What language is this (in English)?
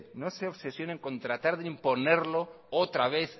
Spanish